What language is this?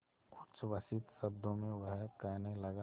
Hindi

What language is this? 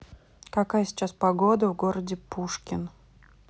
Russian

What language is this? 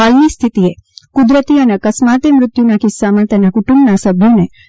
Gujarati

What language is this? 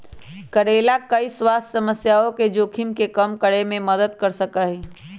Magahi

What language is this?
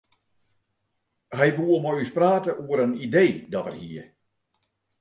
Western Frisian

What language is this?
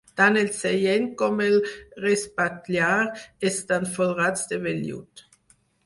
Catalan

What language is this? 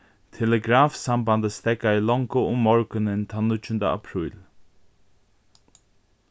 Faroese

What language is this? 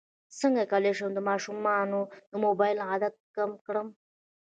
Pashto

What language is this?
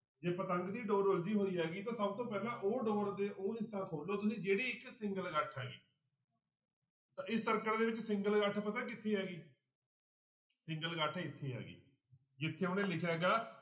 Punjabi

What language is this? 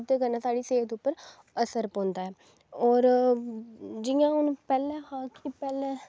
Dogri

